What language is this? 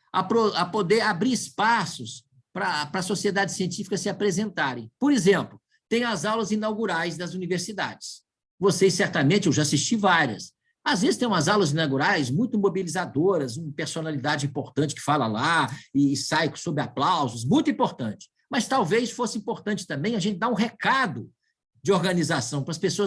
Portuguese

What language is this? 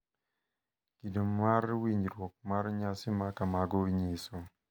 Luo (Kenya and Tanzania)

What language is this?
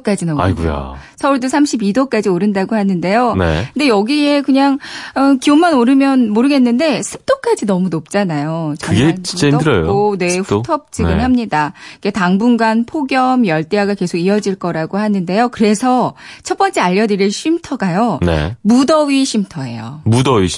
Korean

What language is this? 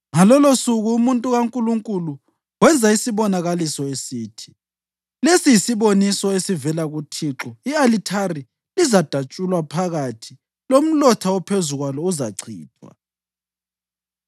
North Ndebele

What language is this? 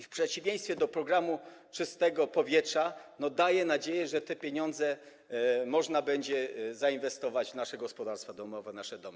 Polish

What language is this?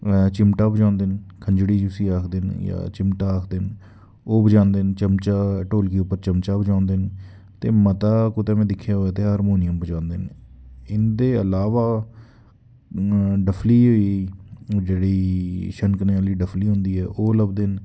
Dogri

